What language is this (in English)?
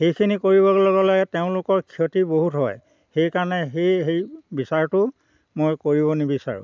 Assamese